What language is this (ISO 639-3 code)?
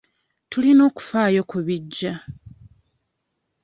lug